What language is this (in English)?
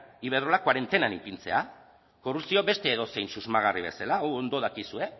Basque